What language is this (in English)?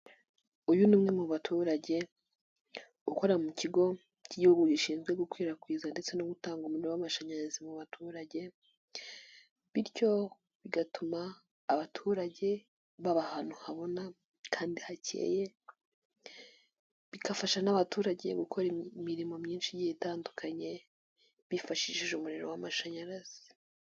Kinyarwanda